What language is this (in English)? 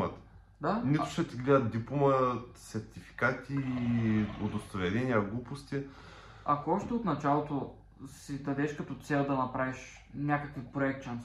Bulgarian